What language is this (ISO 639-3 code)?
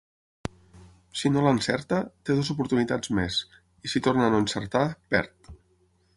cat